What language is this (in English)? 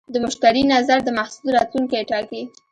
Pashto